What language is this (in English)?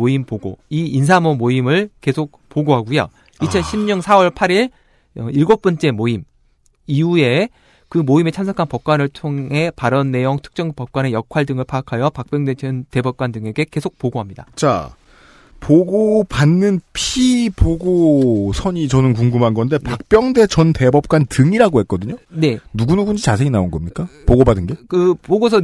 Korean